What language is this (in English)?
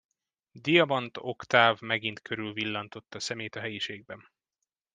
Hungarian